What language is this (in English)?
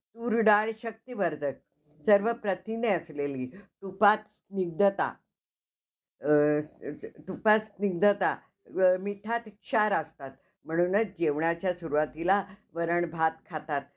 Marathi